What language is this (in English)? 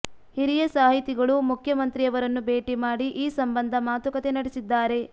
Kannada